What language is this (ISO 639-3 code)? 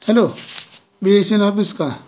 mar